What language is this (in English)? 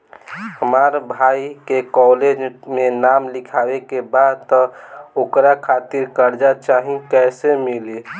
Bhojpuri